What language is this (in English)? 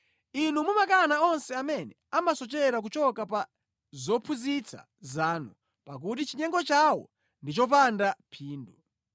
Nyanja